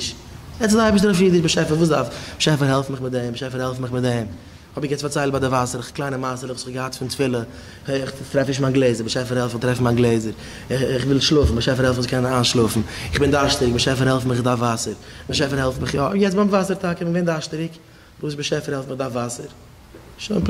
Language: Dutch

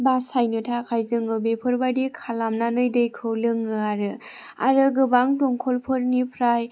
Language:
Bodo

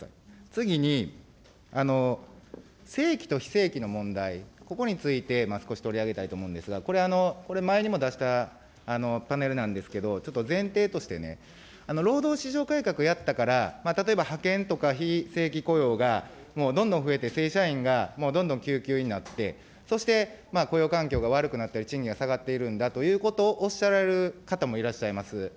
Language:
Japanese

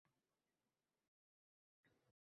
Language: Uzbek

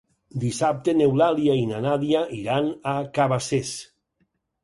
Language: Catalan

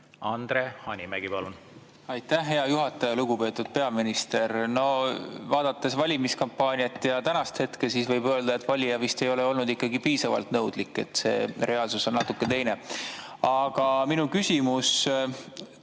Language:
Estonian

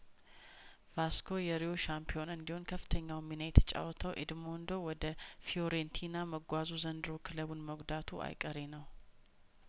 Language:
Amharic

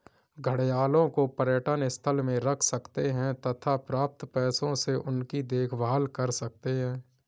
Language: Hindi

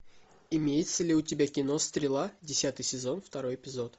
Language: Russian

